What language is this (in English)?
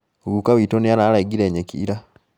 Kikuyu